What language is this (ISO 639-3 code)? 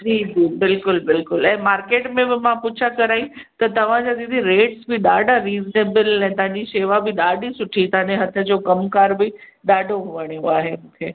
snd